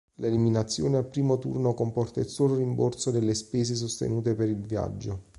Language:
Italian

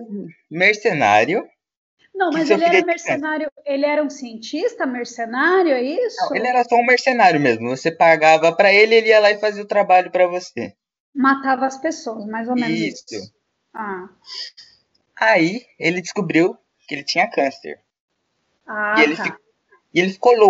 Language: Portuguese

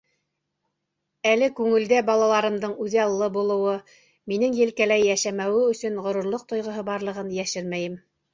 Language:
Bashkir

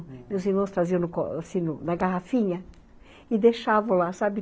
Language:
Portuguese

